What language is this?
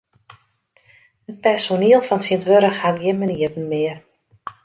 Western Frisian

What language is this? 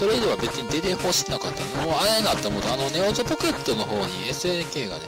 Japanese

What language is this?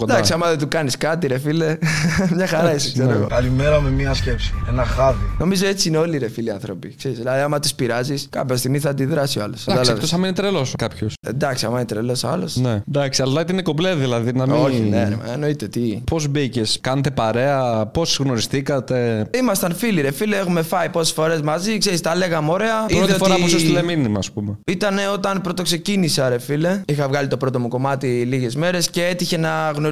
Greek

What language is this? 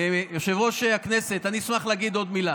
Hebrew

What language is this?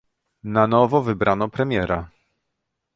Polish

